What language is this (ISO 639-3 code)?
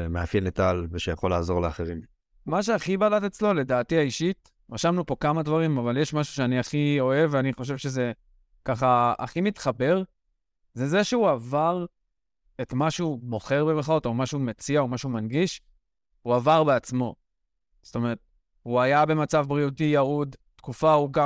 heb